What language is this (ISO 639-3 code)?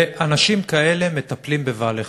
heb